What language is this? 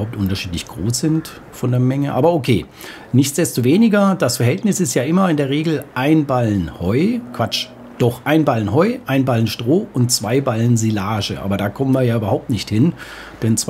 German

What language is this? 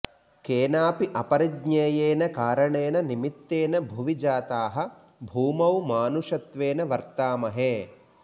Sanskrit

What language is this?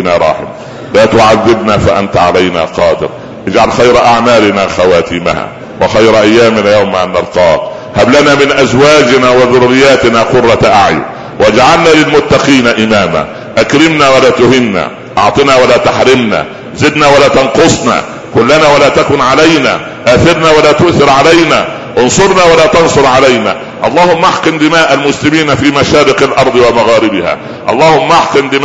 Arabic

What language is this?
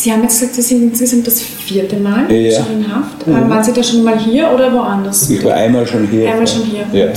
German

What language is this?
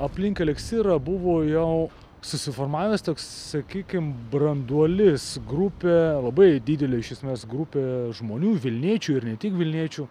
Lithuanian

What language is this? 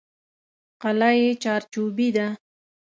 Pashto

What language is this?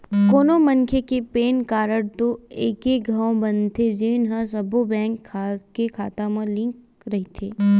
Chhattisgarhi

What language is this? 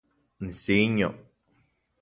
Central Puebla Nahuatl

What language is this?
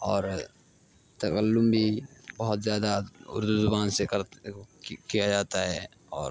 Urdu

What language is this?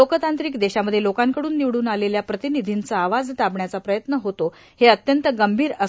Marathi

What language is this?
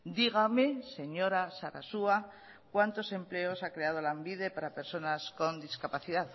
Spanish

